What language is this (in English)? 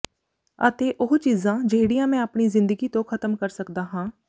Punjabi